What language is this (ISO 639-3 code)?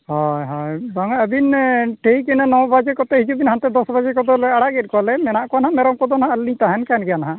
sat